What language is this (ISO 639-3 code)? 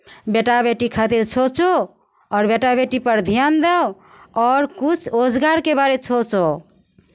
mai